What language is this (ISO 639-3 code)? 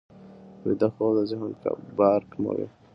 pus